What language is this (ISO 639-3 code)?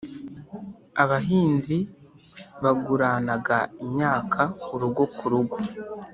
kin